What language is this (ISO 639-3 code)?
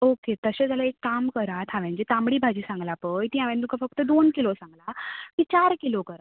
kok